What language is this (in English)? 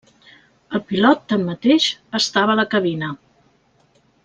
Catalan